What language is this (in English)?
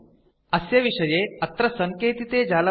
Sanskrit